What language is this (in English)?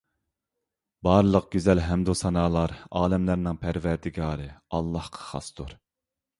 Uyghur